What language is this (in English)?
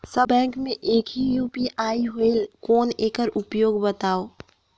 Chhattisgarhi